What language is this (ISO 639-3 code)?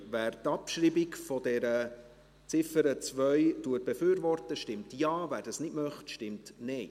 gsw